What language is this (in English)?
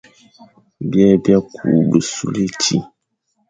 Fang